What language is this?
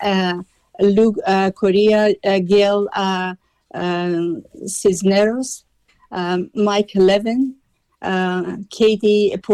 Persian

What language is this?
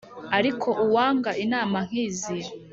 Kinyarwanda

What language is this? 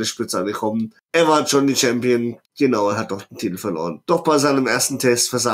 German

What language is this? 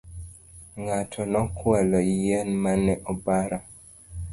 Luo (Kenya and Tanzania)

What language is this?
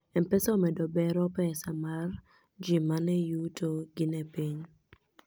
Luo (Kenya and Tanzania)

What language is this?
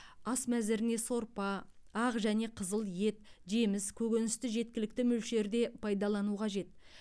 Kazakh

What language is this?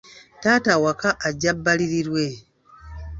Ganda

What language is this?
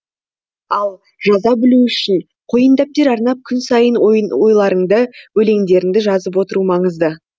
Kazakh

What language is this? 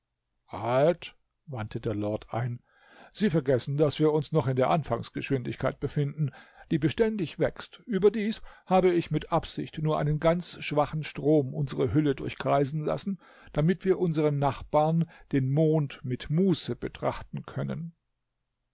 German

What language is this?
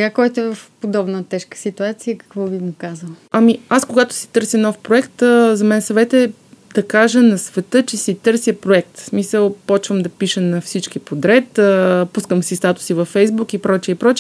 Bulgarian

